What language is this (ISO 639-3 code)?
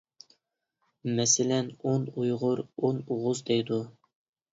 uig